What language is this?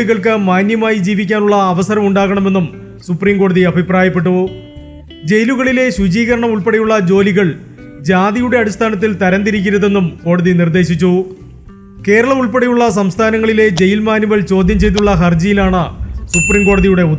Malayalam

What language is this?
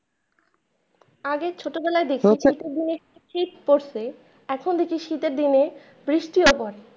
Bangla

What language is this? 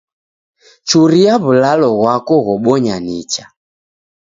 Taita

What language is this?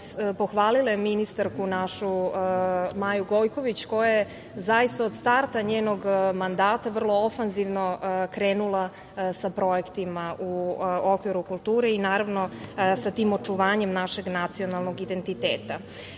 Serbian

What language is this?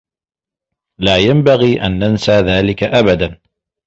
Arabic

